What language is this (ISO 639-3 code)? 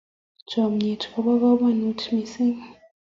kln